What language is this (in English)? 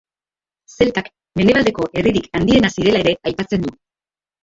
Basque